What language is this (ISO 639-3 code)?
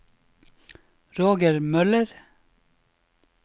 nor